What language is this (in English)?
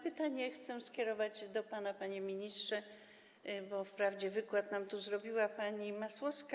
Polish